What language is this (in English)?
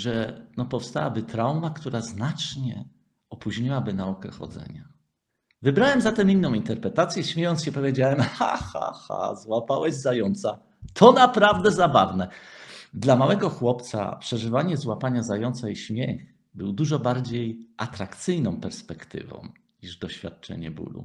Polish